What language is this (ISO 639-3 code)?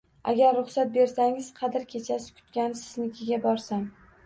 uzb